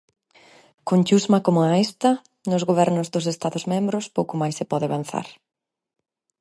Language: Galician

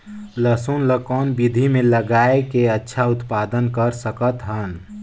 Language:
Chhattisgarhi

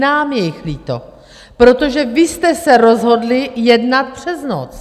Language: Czech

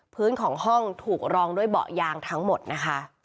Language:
Thai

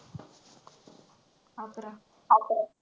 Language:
Marathi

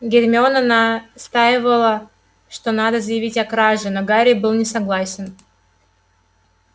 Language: Russian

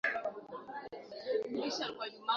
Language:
Swahili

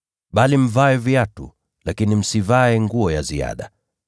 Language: Swahili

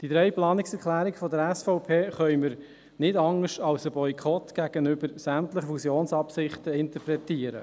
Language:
Swiss German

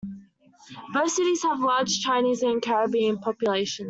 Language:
English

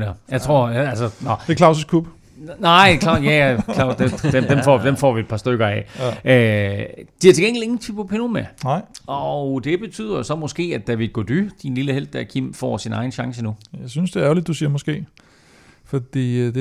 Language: Danish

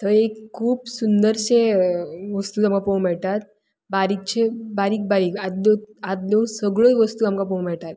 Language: Konkani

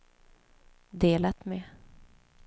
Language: Swedish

